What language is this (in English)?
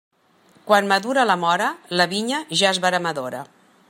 Catalan